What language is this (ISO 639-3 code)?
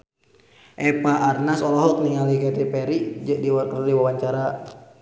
sun